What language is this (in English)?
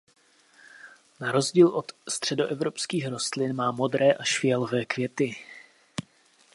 Czech